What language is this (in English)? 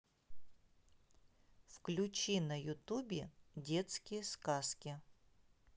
Russian